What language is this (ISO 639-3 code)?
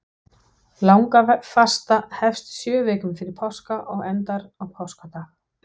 isl